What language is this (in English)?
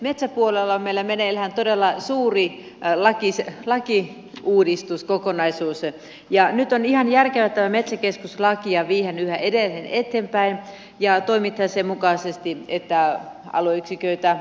Finnish